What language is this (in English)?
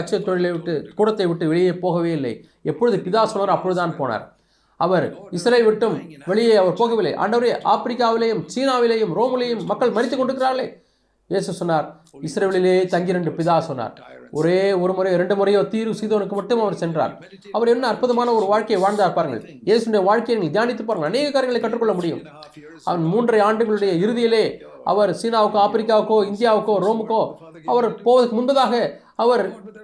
Tamil